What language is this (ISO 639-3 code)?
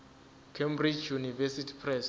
zul